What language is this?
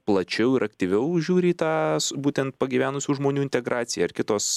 Lithuanian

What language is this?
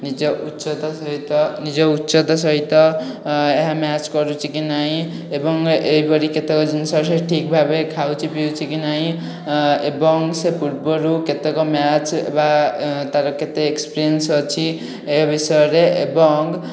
Odia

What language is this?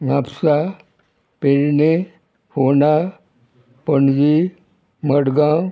Konkani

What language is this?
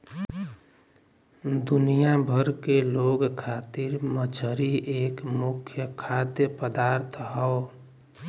Bhojpuri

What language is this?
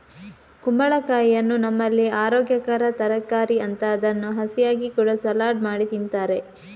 Kannada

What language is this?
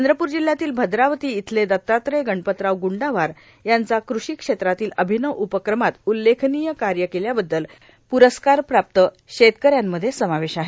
Marathi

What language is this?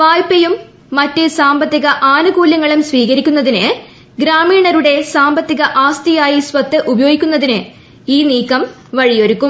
Malayalam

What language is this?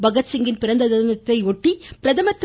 Tamil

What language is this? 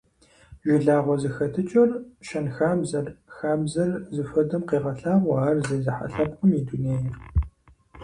Kabardian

